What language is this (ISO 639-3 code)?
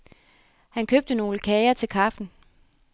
dan